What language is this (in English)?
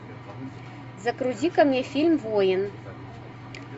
Russian